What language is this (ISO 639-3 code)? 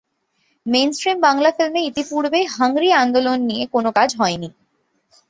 ben